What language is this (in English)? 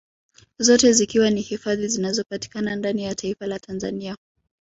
Swahili